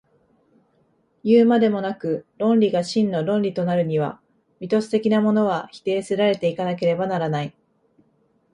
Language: Japanese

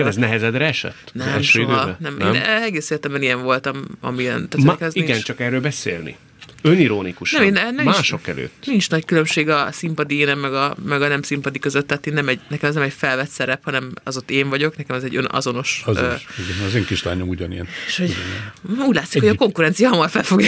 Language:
Hungarian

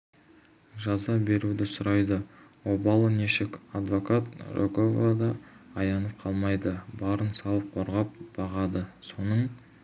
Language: Kazakh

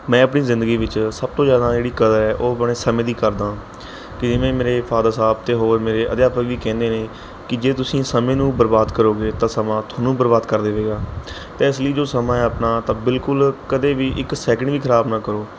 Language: Punjabi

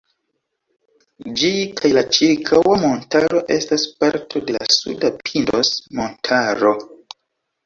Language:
Esperanto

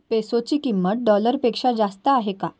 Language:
Marathi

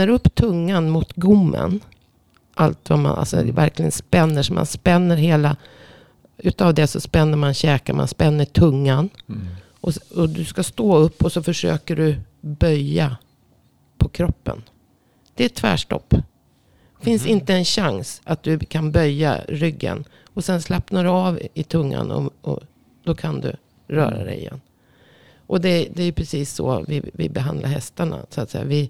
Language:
Swedish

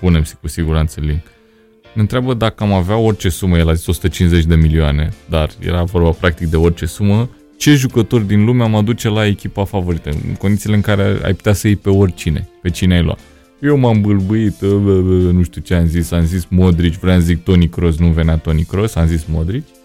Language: Romanian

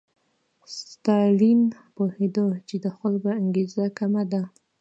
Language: Pashto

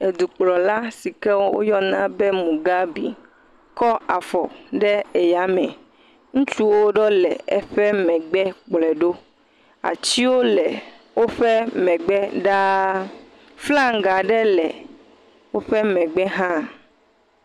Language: Ewe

